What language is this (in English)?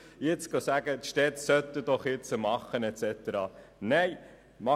Swiss German